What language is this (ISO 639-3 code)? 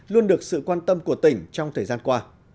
vie